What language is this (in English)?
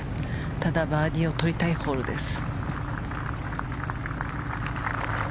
Japanese